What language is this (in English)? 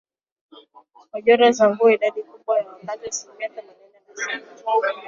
Swahili